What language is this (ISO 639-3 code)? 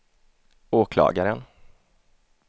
swe